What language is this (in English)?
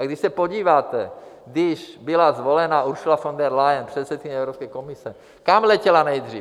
Czech